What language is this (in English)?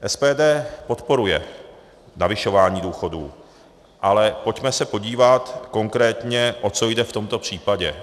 Czech